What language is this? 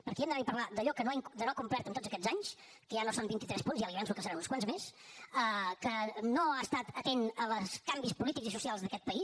Catalan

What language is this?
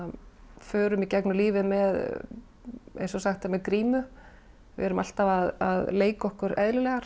Icelandic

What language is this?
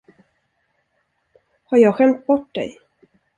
Swedish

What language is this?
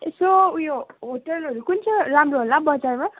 Nepali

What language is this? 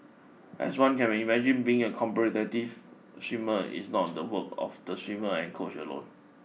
English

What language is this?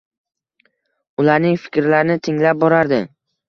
Uzbek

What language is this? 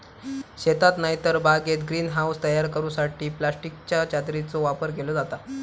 Marathi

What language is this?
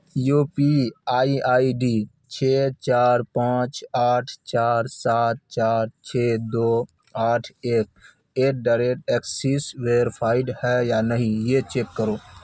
Urdu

